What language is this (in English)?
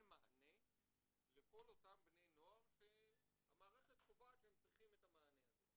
Hebrew